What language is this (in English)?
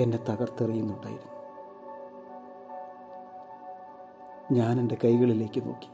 Malayalam